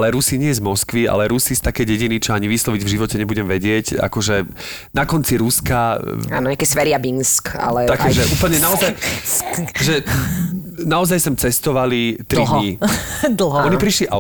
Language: Slovak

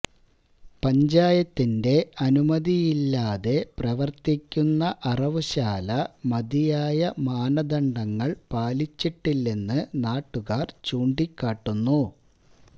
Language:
Malayalam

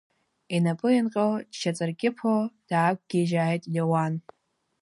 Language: Abkhazian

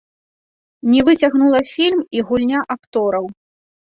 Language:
Belarusian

